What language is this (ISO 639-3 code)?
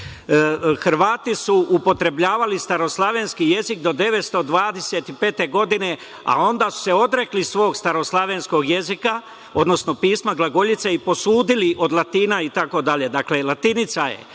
srp